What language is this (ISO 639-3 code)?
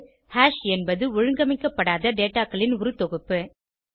tam